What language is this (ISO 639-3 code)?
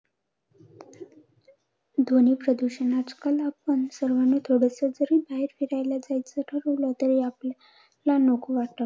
mar